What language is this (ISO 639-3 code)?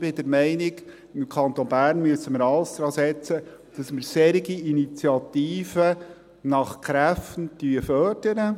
gsw